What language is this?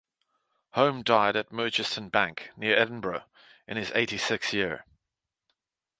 English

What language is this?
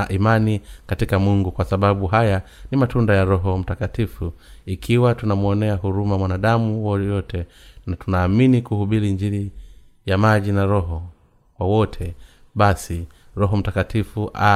Swahili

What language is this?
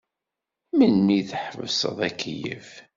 Kabyle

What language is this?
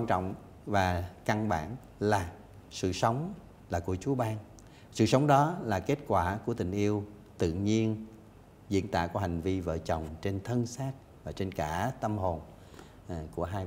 Vietnamese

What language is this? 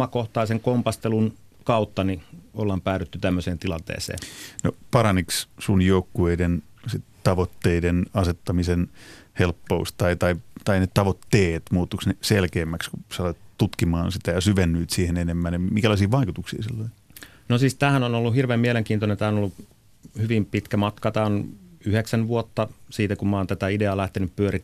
Finnish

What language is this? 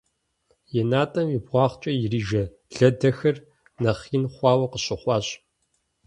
Kabardian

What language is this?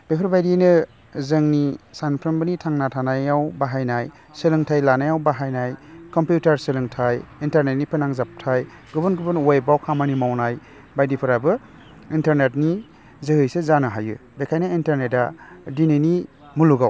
Bodo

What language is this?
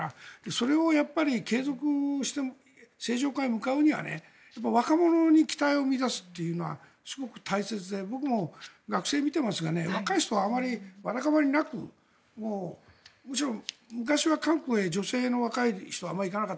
Japanese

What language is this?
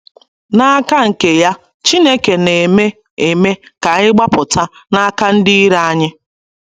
Igbo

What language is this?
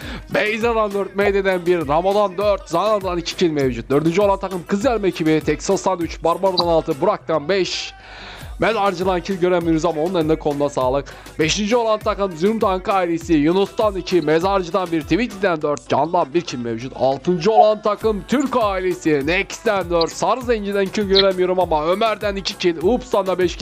Turkish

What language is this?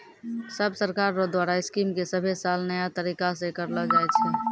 Maithili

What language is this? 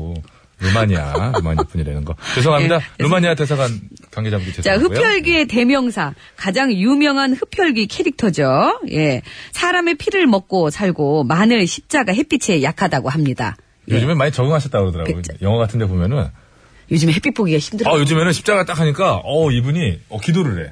Korean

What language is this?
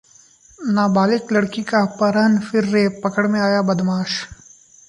Hindi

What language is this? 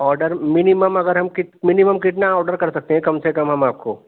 Urdu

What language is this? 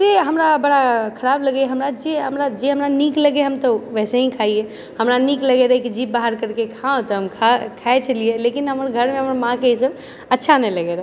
Maithili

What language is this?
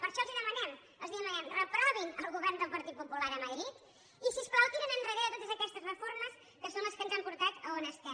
Catalan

